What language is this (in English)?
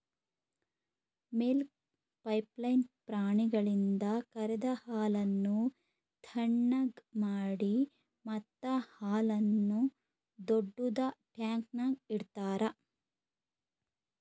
Kannada